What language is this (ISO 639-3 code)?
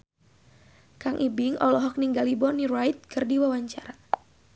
sun